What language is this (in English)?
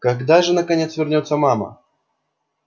Russian